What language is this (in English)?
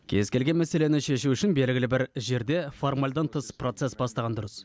Kazakh